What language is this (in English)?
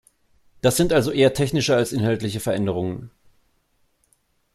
German